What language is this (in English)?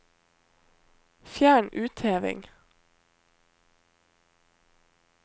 Norwegian